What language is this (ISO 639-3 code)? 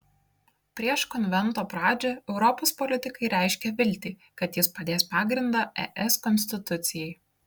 lit